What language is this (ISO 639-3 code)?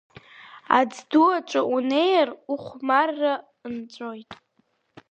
abk